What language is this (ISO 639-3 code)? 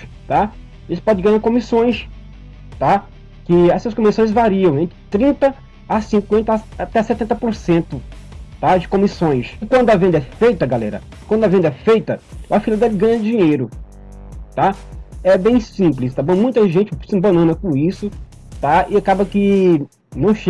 por